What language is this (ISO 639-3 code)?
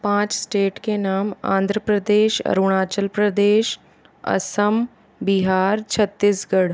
hin